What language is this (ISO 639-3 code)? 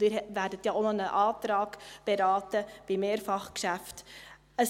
gsw